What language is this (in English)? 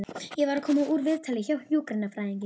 Icelandic